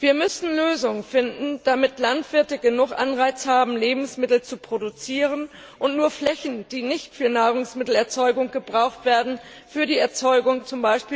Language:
German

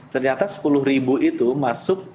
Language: Indonesian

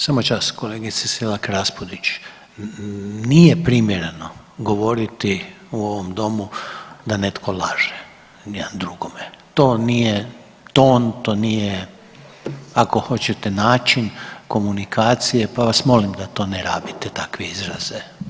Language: Croatian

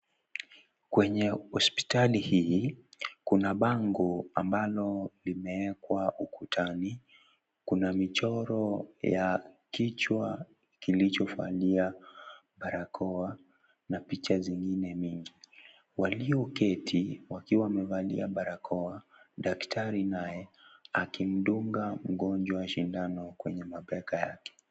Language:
Swahili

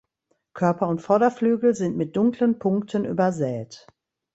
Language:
German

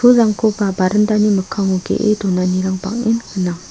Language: Garo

